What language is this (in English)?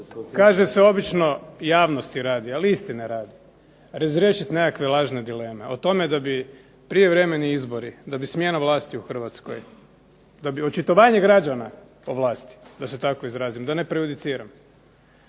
Croatian